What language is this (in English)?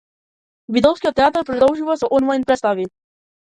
Macedonian